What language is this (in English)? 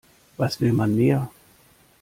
German